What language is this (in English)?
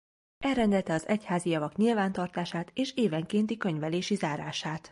Hungarian